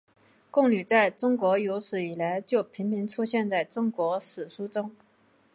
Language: Chinese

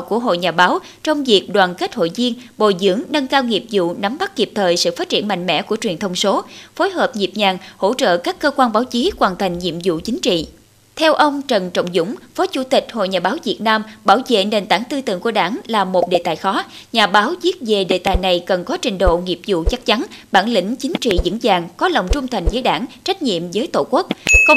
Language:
Vietnamese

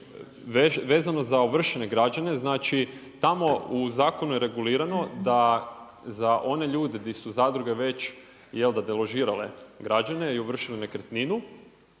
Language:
Croatian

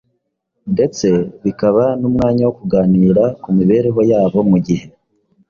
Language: Kinyarwanda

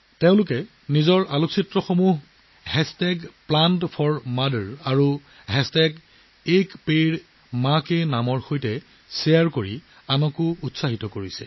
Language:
Assamese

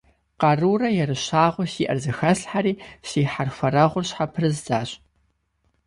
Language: Kabardian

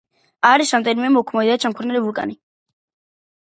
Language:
Georgian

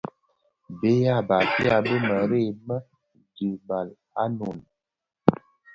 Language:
Bafia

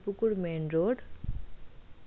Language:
Bangla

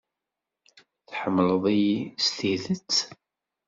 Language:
Kabyle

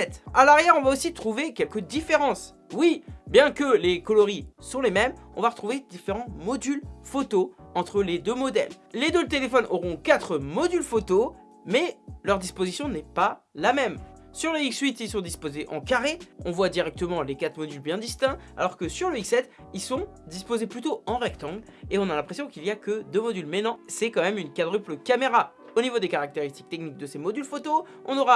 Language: French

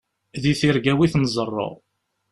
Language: Kabyle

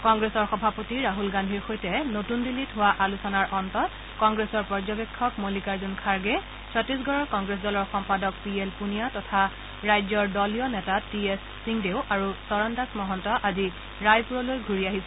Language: Assamese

